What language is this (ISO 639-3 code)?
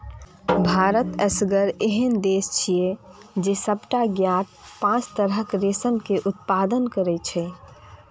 mai